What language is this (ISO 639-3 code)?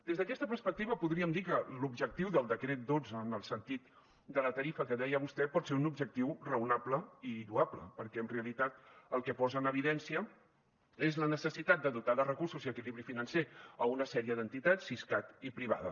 cat